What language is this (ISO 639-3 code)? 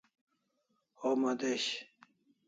kls